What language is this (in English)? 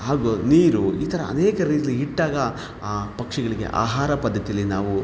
Kannada